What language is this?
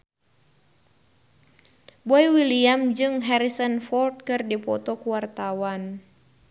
Sundanese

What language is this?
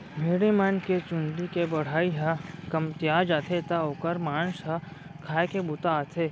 Chhattisgarhi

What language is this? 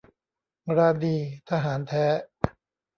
Thai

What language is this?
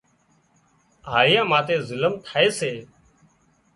Wadiyara Koli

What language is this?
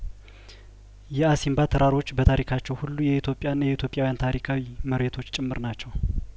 Amharic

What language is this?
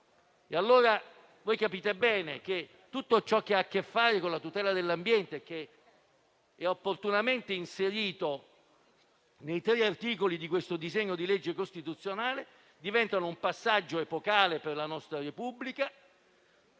Italian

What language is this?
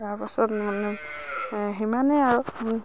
Assamese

